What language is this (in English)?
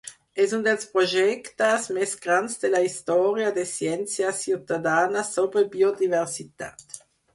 Catalan